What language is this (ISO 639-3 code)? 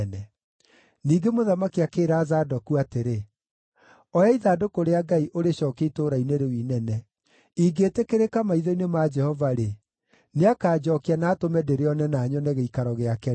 kik